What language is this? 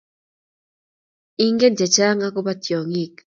Kalenjin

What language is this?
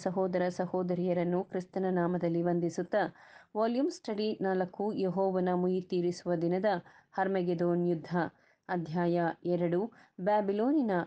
Kannada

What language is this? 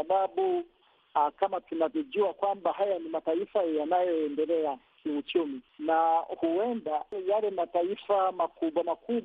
Swahili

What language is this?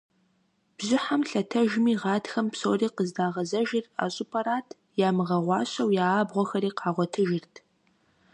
Kabardian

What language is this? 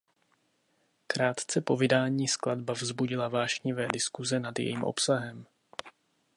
Czech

